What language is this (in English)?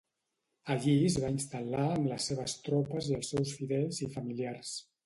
Catalan